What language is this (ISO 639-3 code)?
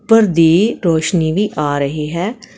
pan